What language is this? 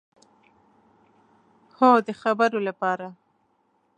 Pashto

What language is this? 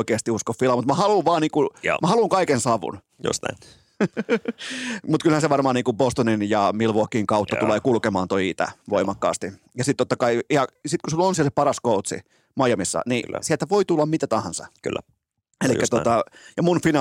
Finnish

